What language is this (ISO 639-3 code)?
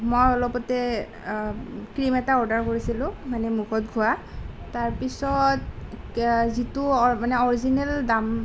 asm